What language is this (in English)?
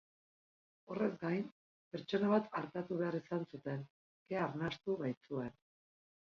Basque